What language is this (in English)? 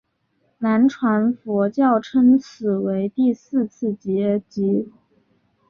Chinese